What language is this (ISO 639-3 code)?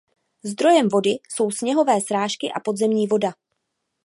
ces